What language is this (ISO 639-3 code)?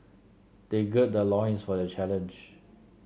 eng